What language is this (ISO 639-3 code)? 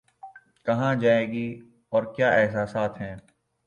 urd